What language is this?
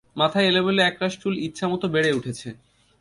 Bangla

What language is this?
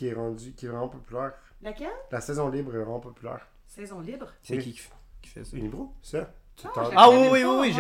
French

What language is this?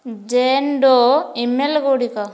Odia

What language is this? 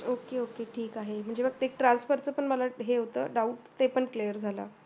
Marathi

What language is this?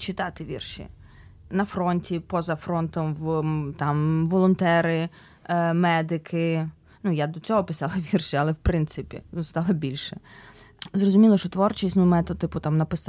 Ukrainian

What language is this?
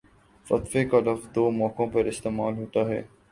Urdu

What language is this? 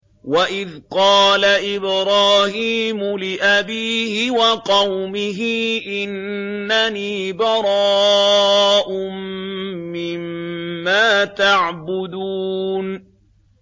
Arabic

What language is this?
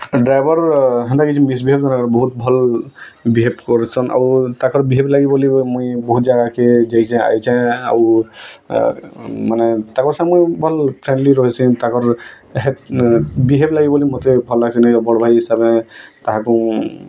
Odia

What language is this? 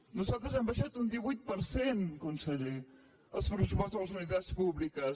Catalan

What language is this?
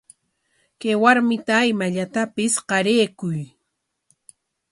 Corongo Ancash Quechua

